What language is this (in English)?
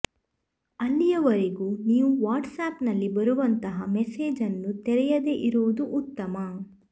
Kannada